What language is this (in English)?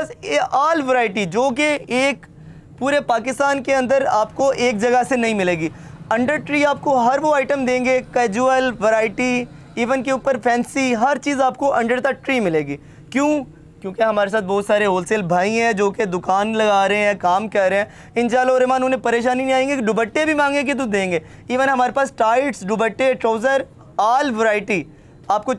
Hindi